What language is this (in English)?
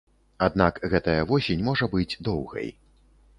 Belarusian